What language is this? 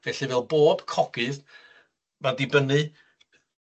Welsh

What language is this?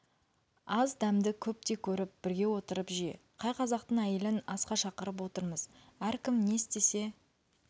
Kazakh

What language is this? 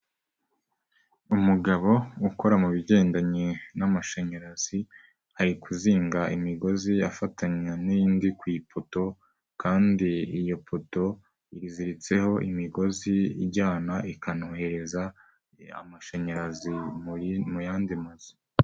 Kinyarwanda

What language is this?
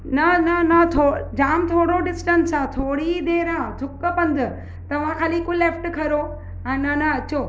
Sindhi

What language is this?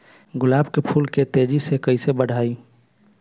Bhojpuri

